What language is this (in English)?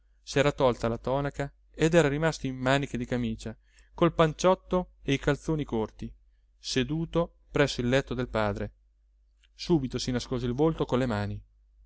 Italian